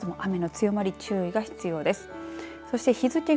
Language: Japanese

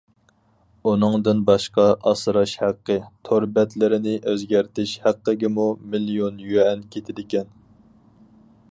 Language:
Uyghur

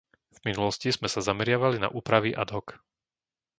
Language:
Slovak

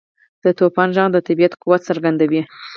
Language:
Pashto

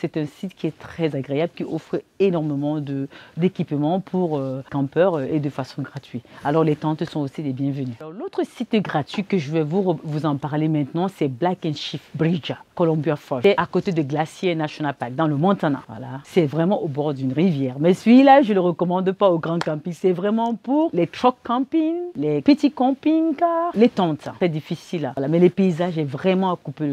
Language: French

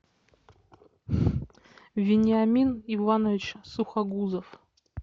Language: Russian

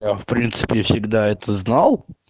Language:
Russian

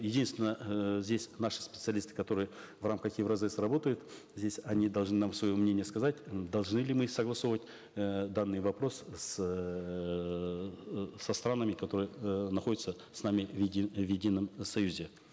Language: Kazakh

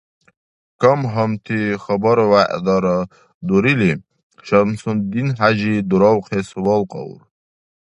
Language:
Dargwa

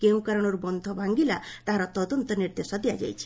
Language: Odia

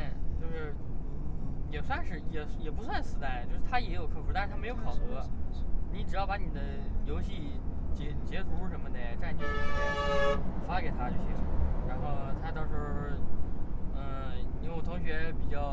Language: Chinese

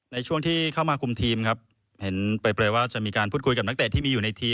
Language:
Thai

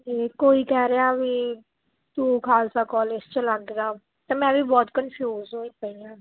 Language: Punjabi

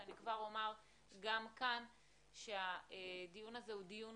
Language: Hebrew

